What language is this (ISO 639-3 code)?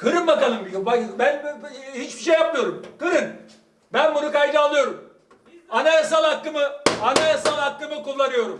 tur